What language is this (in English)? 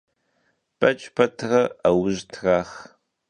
Kabardian